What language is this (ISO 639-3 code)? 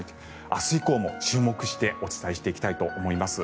jpn